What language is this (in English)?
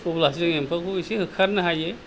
Bodo